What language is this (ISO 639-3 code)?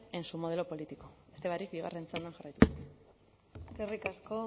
eus